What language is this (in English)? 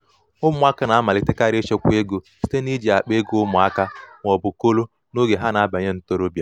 Igbo